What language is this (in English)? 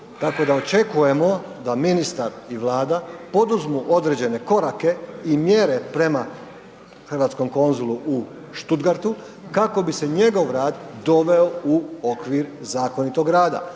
Croatian